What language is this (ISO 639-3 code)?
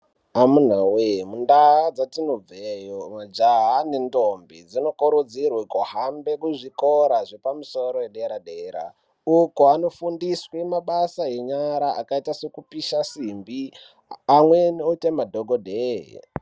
ndc